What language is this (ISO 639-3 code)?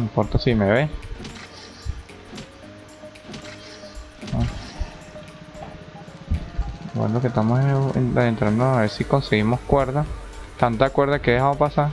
spa